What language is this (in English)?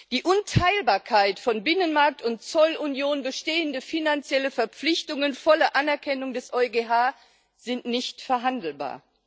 German